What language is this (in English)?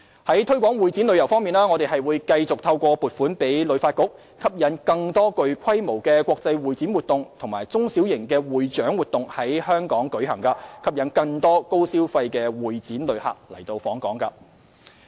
Cantonese